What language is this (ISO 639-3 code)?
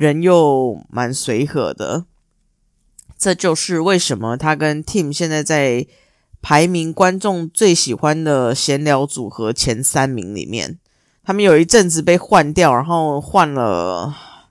zho